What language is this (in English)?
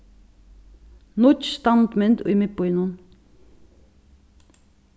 Faroese